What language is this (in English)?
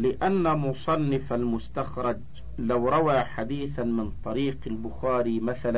Arabic